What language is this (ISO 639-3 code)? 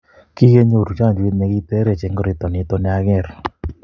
kln